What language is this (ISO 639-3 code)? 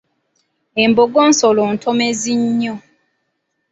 lug